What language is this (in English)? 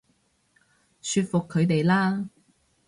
Cantonese